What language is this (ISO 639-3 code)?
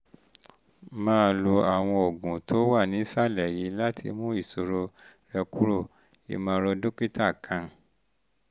yor